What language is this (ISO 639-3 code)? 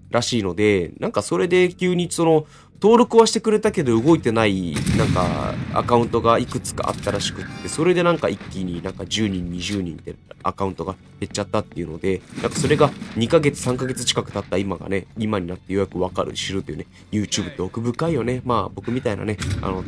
jpn